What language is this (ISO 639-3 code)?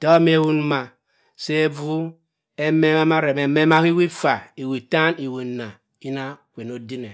mfn